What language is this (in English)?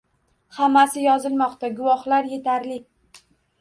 Uzbek